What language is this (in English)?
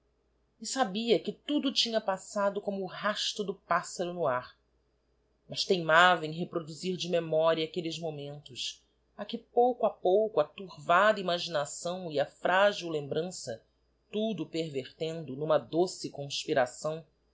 Portuguese